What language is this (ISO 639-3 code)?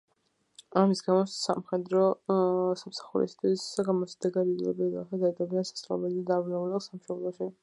kat